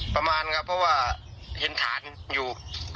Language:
Thai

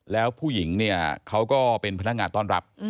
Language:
Thai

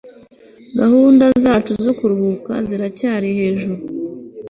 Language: Kinyarwanda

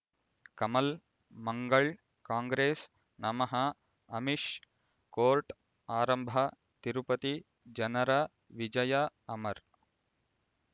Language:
Kannada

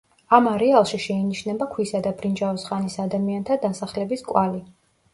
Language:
Georgian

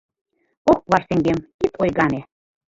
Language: Mari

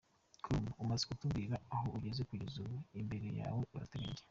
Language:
Kinyarwanda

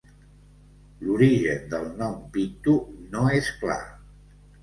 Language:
Catalan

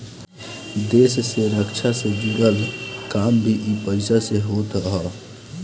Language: Bhojpuri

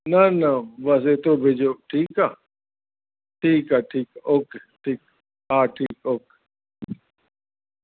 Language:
Sindhi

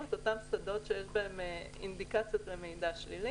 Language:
Hebrew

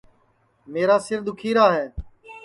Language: Sansi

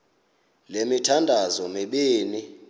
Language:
Xhosa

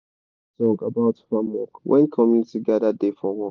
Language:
Nigerian Pidgin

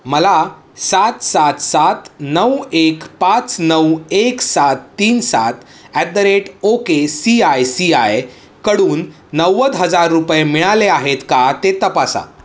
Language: Marathi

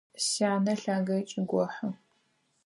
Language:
Adyghe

